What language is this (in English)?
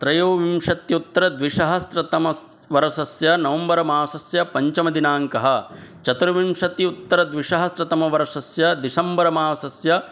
Sanskrit